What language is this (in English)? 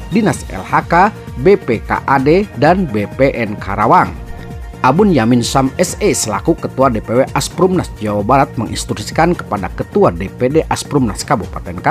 Indonesian